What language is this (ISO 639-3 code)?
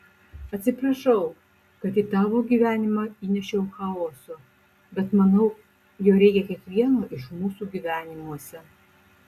lit